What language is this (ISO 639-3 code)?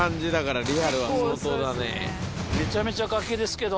jpn